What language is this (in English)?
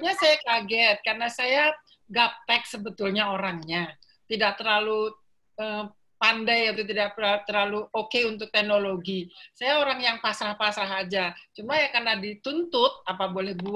Indonesian